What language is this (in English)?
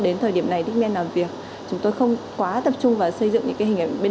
Vietnamese